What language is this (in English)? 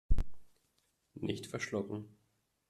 German